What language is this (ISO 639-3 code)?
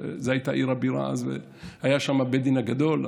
heb